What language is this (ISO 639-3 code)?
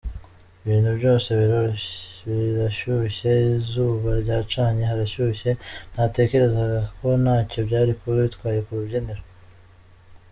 kin